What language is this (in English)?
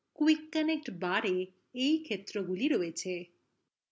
Bangla